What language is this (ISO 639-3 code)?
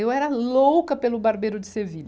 por